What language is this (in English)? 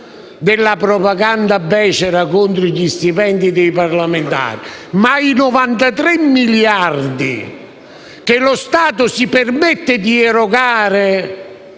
Italian